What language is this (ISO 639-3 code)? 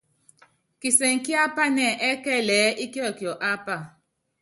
yav